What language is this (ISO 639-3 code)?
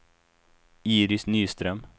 swe